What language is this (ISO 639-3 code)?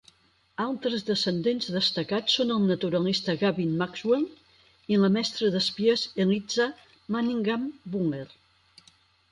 cat